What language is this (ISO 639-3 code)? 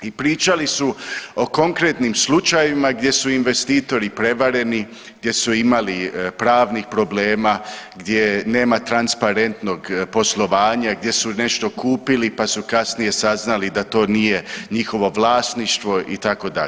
hrv